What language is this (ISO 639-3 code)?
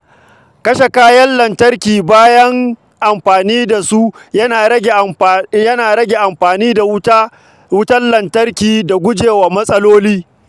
hau